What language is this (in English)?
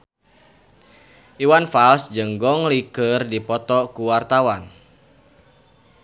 Sundanese